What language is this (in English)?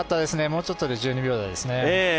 Japanese